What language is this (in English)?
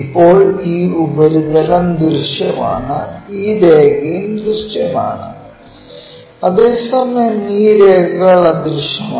Malayalam